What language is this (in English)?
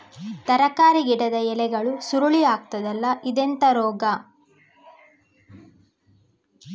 Kannada